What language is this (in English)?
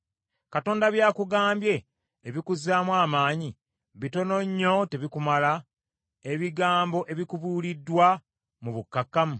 Ganda